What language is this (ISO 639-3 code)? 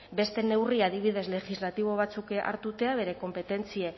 eus